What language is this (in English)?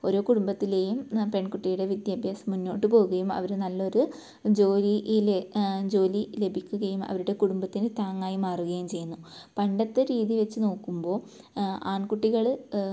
Malayalam